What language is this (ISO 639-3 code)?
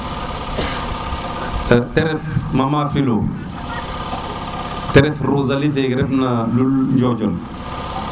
srr